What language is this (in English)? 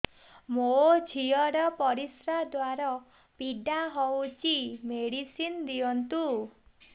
Odia